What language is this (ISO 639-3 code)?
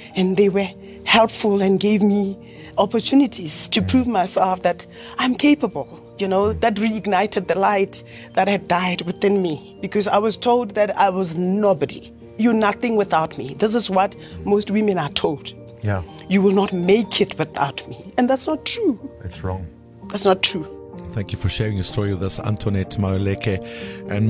eng